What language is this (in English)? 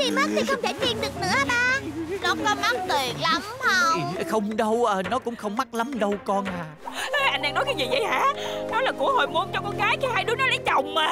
Vietnamese